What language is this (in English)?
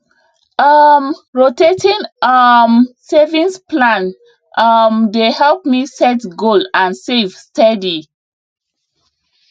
Nigerian Pidgin